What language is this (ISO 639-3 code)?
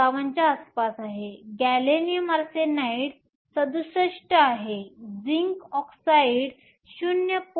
mar